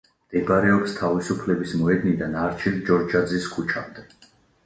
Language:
Georgian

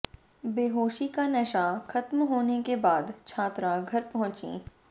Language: Hindi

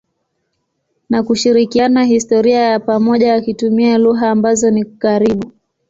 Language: Swahili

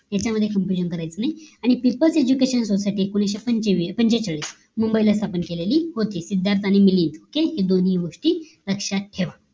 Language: Marathi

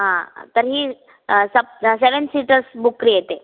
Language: Sanskrit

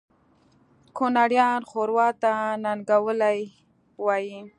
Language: Pashto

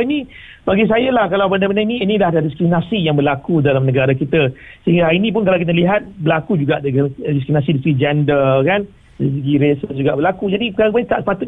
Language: Malay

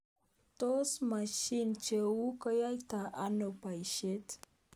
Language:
Kalenjin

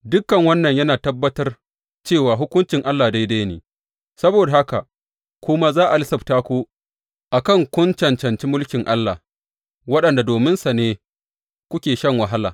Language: Hausa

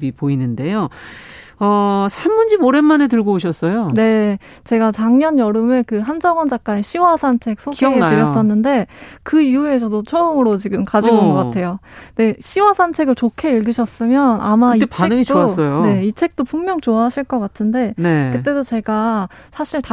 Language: Korean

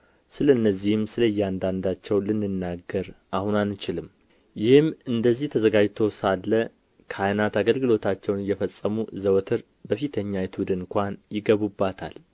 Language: Amharic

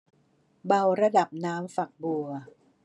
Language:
Thai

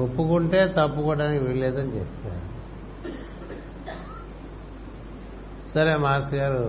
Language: Telugu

